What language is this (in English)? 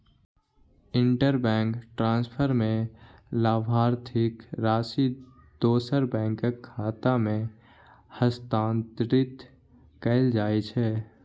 Maithili